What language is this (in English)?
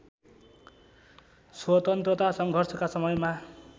Nepali